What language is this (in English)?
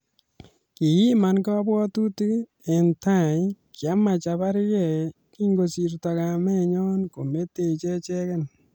Kalenjin